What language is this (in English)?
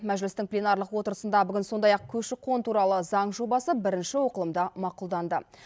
Kazakh